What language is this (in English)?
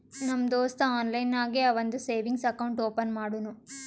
Kannada